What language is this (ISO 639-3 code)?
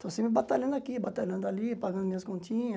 por